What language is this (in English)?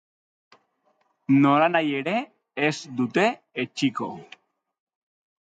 Basque